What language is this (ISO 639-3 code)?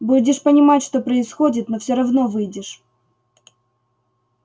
rus